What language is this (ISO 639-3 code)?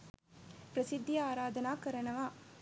sin